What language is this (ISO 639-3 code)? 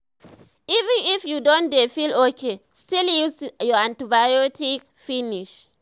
pcm